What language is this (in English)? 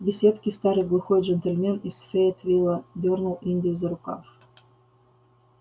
Russian